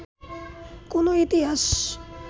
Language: Bangla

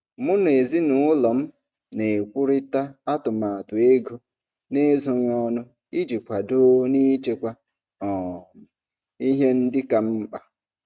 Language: Igbo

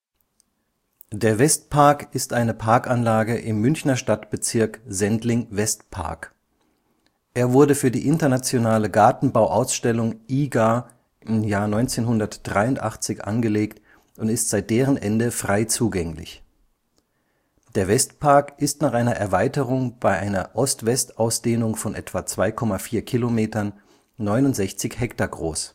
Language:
German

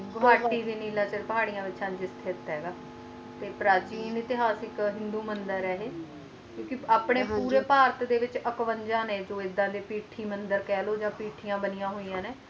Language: Punjabi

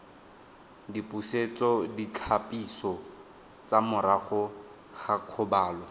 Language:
Tswana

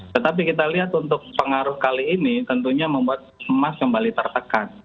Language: Indonesian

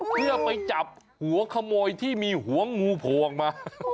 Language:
Thai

